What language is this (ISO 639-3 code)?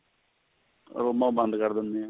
pan